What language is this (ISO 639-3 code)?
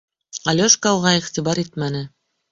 bak